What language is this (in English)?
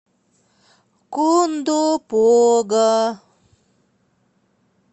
Russian